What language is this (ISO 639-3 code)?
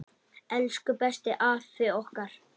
isl